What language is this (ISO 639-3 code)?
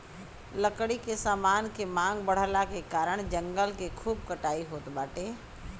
bho